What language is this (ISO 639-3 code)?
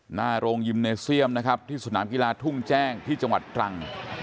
tha